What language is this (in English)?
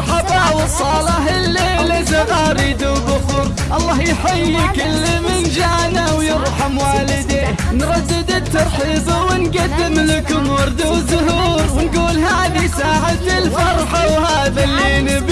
Arabic